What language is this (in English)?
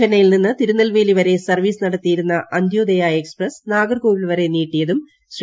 Malayalam